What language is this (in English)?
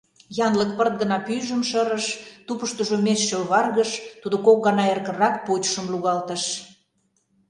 Mari